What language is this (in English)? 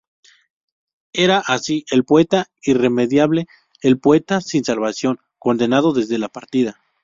Spanish